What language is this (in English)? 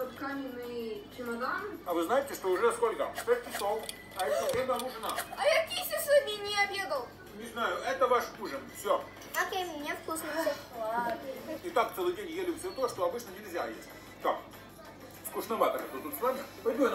Russian